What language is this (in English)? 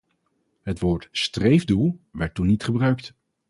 Dutch